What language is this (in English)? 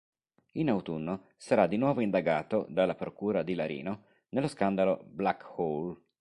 Italian